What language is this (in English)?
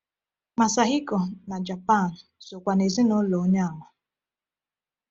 Igbo